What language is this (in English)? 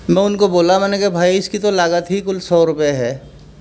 Urdu